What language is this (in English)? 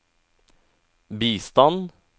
Norwegian